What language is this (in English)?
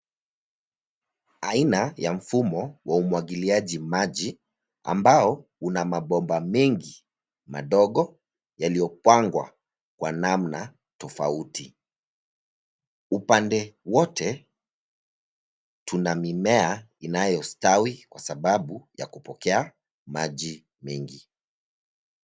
Swahili